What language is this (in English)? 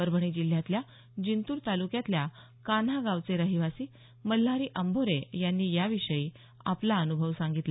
Marathi